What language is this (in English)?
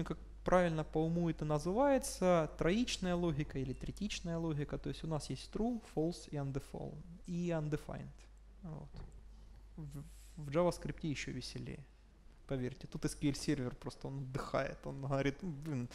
Russian